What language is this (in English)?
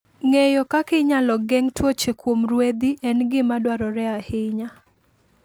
Luo (Kenya and Tanzania)